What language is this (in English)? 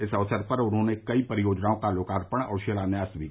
Hindi